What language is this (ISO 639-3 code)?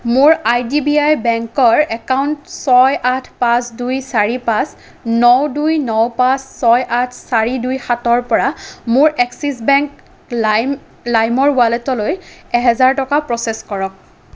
asm